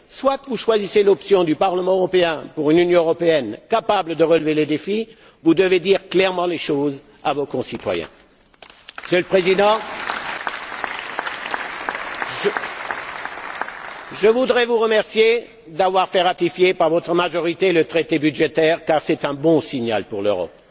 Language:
French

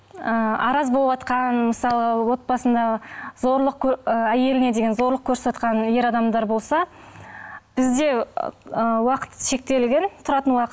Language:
Kazakh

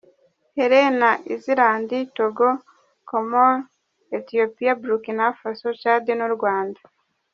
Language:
Kinyarwanda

